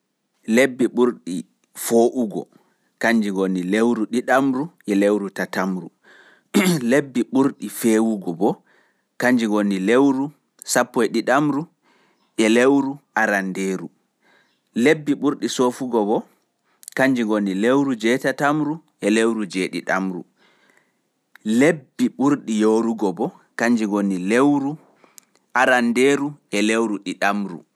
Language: Fula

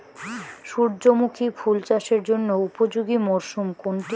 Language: Bangla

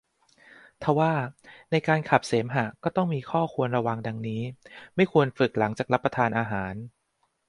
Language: Thai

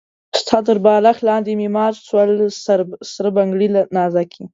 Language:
Pashto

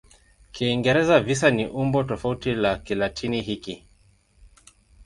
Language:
Swahili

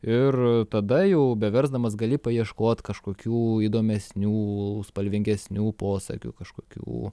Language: Lithuanian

